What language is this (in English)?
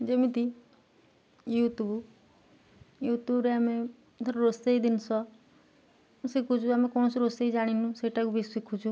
Odia